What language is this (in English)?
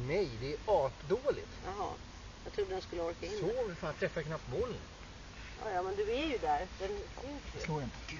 Swedish